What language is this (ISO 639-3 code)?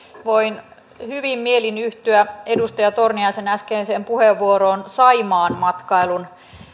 fin